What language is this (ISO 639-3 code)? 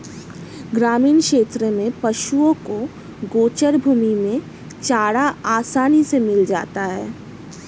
hin